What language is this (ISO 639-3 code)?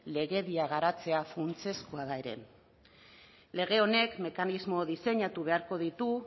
eus